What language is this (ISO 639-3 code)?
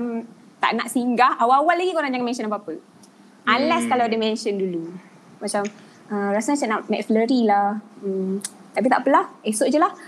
msa